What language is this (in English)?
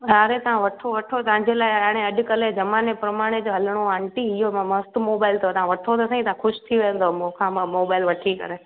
Sindhi